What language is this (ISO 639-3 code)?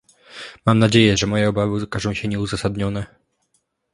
pol